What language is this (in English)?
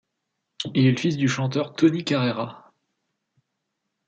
French